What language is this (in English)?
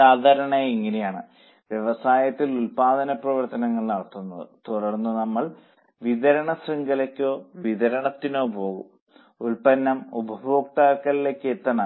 Malayalam